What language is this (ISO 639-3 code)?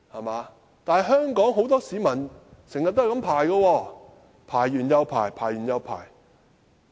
yue